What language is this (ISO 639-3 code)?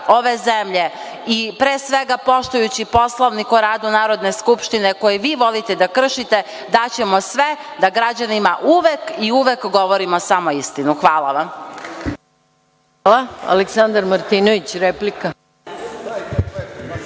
srp